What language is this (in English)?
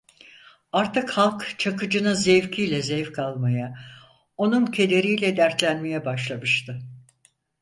Turkish